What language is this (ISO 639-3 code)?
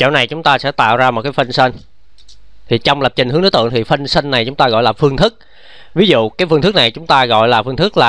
vie